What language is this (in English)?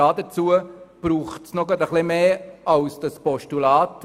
Swiss German